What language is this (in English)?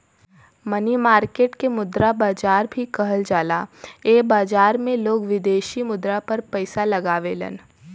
Bhojpuri